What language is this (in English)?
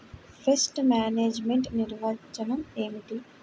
Telugu